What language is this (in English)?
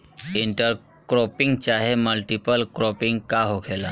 Bhojpuri